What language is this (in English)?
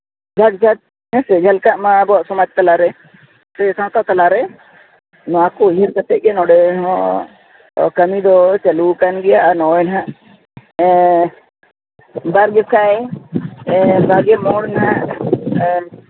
Santali